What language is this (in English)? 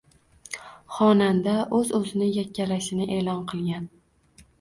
Uzbek